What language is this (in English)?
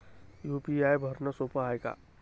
Marathi